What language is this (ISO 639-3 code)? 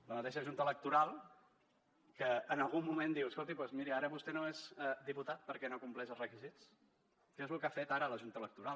cat